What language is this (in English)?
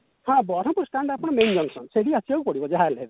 Odia